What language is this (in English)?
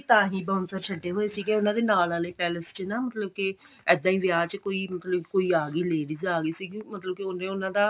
Punjabi